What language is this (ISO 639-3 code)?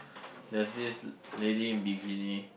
eng